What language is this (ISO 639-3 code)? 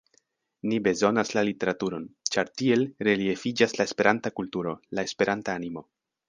epo